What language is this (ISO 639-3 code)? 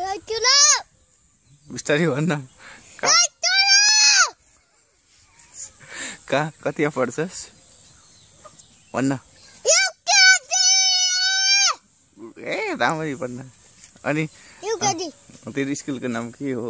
por